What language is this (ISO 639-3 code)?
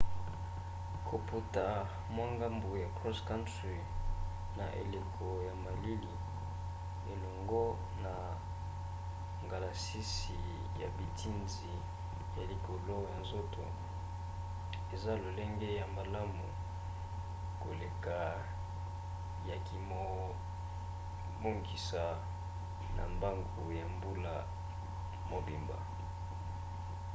lin